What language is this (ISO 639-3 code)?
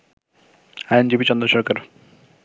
ben